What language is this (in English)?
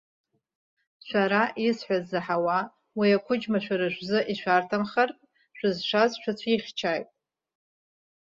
Abkhazian